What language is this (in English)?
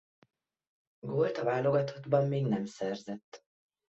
Hungarian